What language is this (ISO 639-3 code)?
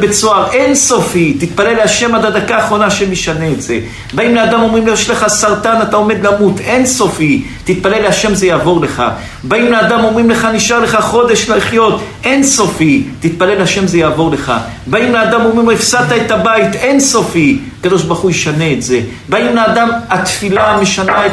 heb